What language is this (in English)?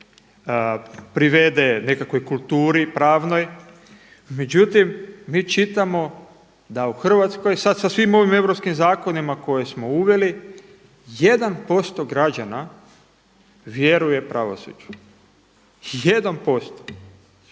Croatian